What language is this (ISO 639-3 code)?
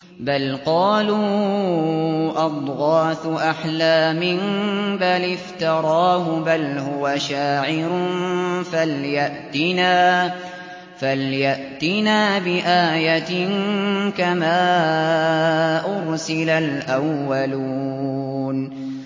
ara